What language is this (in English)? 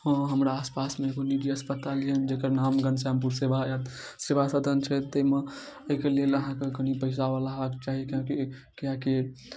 Maithili